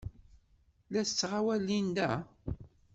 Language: Kabyle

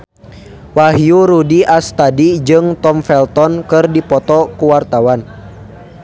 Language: Sundanese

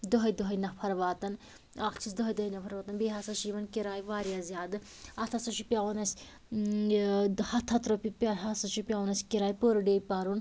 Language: Kashmiri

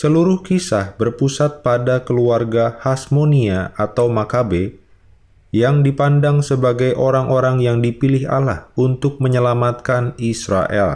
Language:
Indonesian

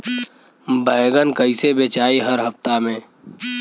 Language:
Bhojpuri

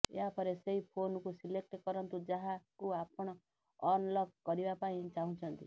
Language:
Odia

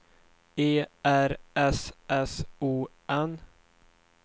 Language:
Swedish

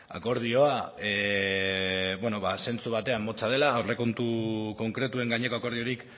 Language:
Basque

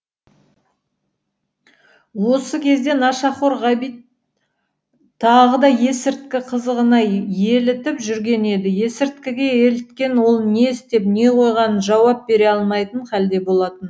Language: Kazakh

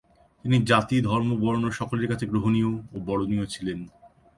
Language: Bangla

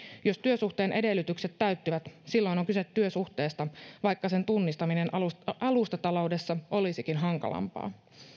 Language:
Finnish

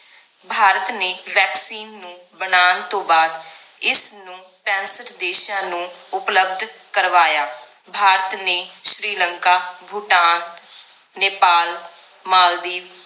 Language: Punjabi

